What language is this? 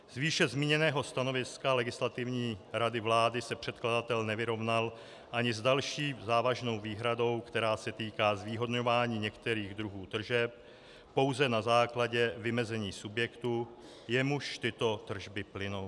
Czech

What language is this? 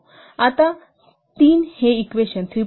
Marathi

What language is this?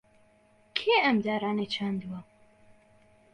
Central Kurdish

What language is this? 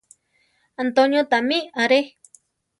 Central Tarahumara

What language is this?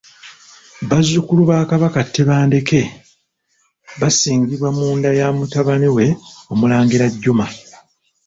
Ganda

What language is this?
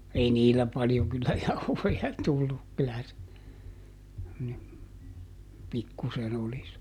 Finnish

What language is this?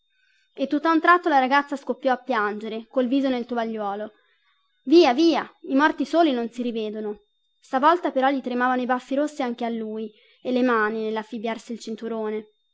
Italian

